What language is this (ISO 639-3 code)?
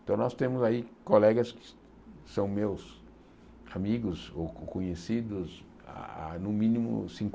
por